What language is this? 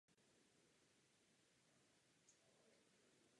Czech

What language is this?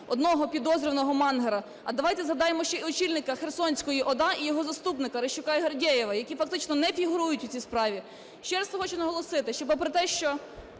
Ukrainian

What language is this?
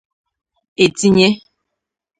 Igbo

